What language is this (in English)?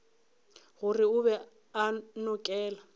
Northern Sotho